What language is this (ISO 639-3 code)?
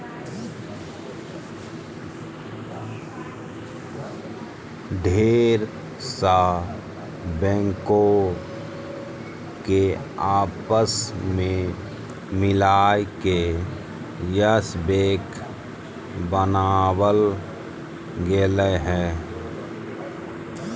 mag